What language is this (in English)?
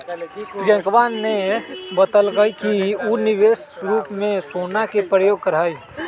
Magahi